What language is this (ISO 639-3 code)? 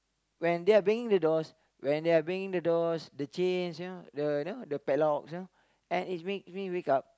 eng